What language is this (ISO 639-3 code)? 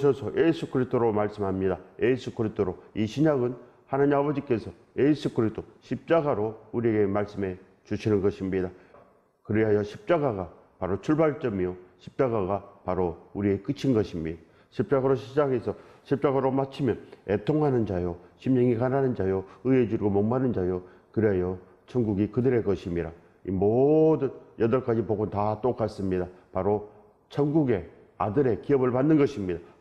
kor